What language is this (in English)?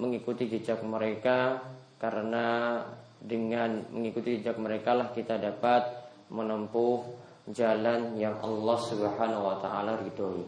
Indonesian